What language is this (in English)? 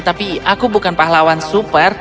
Indonesian